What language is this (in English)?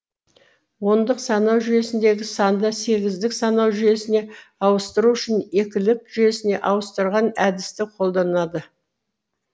Kazakh